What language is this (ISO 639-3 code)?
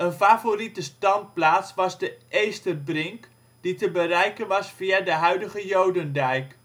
nld